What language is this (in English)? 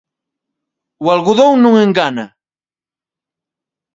Galician